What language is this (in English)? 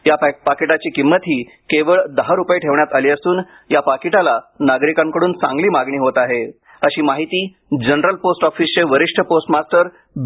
Marathi